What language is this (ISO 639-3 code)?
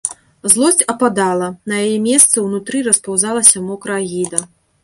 bel